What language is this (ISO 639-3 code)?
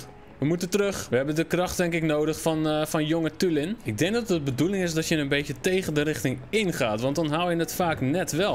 nld